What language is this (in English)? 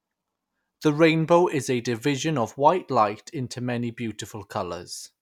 English